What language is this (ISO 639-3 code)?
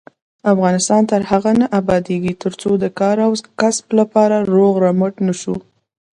pus